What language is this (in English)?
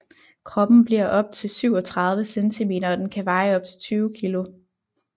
Danish